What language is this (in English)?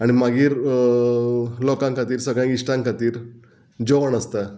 Konkani